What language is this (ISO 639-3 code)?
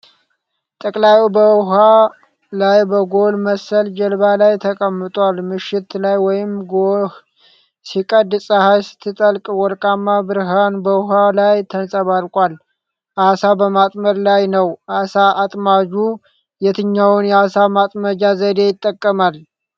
amh